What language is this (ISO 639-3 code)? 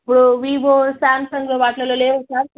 tel